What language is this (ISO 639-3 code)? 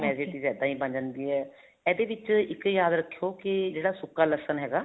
pan